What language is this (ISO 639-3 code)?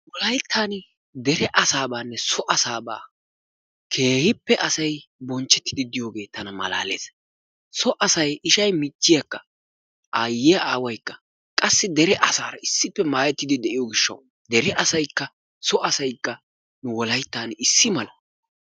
wal